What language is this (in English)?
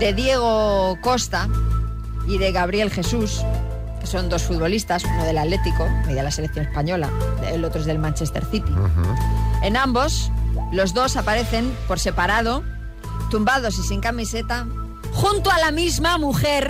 Spanish